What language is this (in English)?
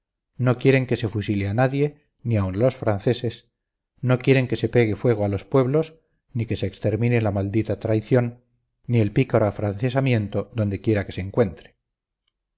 Spanish